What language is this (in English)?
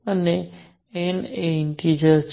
Gujarati